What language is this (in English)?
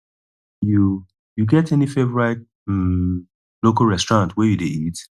Nigerian Pidgin